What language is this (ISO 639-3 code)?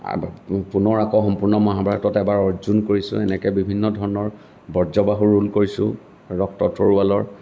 asm